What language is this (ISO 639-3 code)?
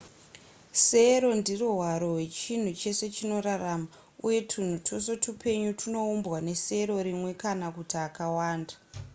sna